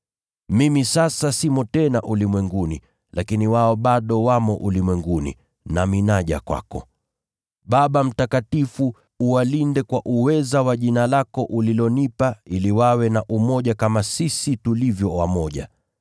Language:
Swahili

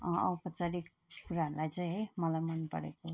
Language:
Nepali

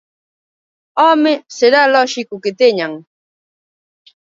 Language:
Galician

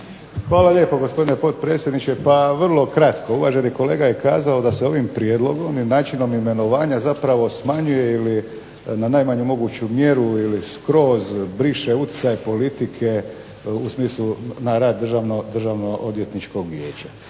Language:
Croatian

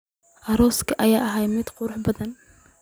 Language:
Somali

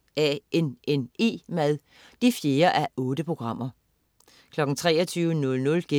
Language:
Danish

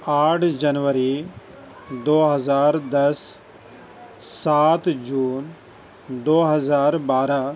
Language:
Urdu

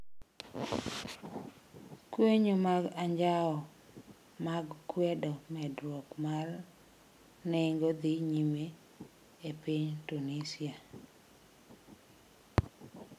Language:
Luo (Kenya and Tanzania)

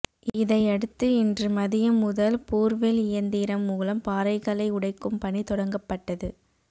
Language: Tamil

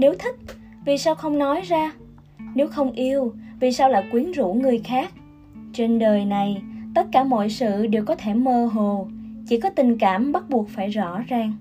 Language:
Vietnamese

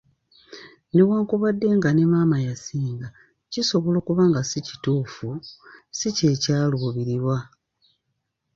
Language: Ganda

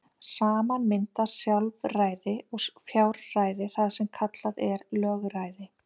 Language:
Icelandic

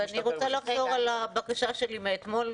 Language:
Hebrew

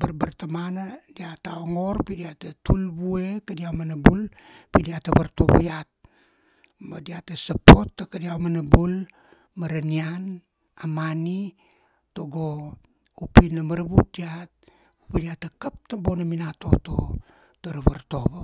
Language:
Kuanua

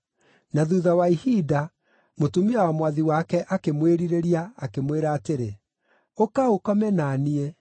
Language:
Kikuyu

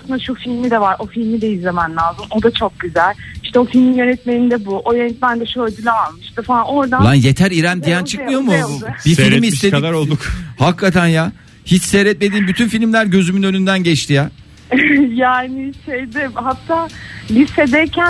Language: Turkish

